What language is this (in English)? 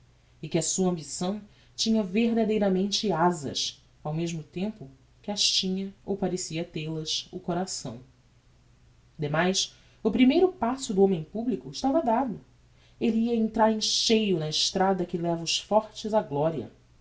Portuguese